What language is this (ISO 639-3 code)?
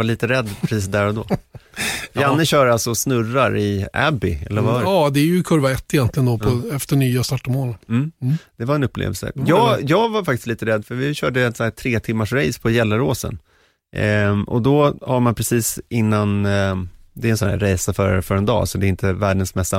swe